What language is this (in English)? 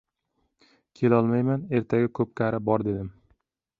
Uzbek